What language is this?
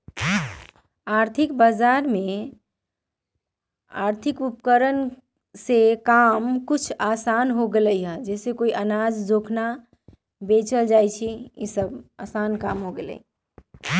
Magahi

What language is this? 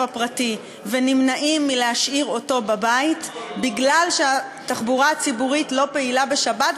Hebrew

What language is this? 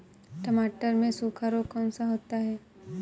Hindi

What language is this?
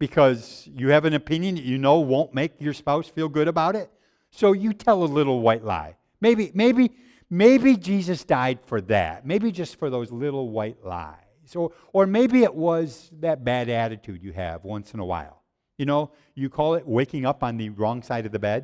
English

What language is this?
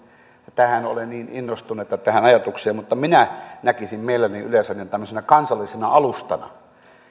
Finnish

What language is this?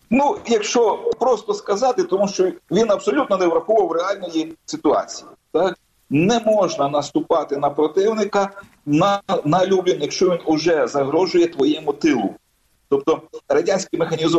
Ukrainian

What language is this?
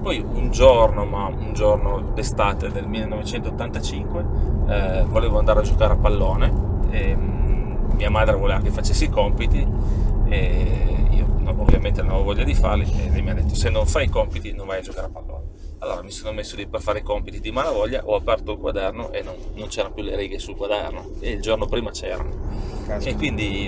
Italian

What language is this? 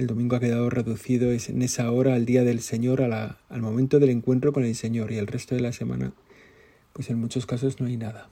Spanish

